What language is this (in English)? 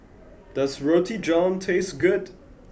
English